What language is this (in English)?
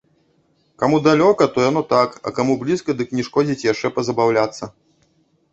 Belarusian